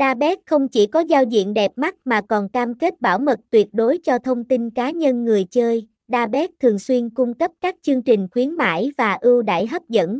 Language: Vietnamese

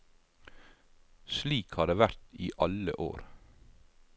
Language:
Norwegian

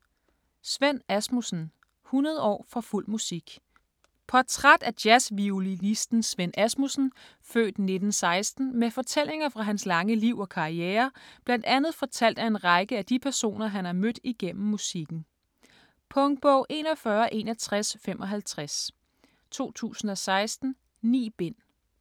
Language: Danish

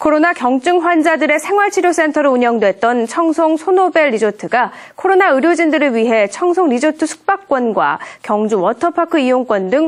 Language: Korean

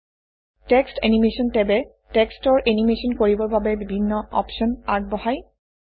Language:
Assamese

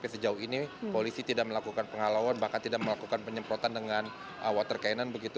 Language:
Indonesian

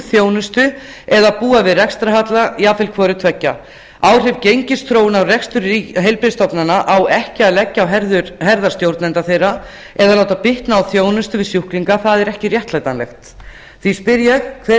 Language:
Icelandic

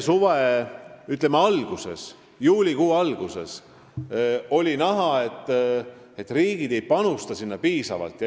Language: Estonian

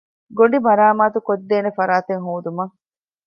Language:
Divehi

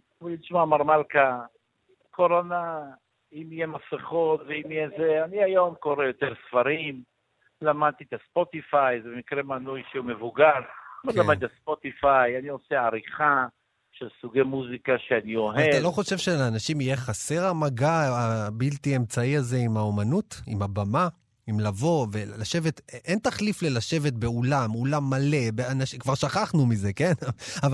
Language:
Hebrew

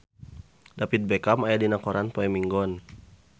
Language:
Sundanese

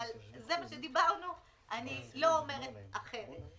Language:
Hebrew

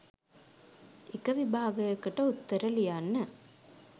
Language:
Sinhala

